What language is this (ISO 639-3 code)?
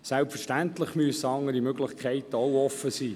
gsw